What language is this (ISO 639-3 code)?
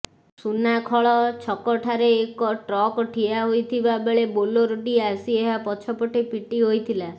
ori